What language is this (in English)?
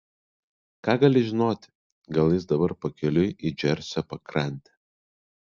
Lithuanian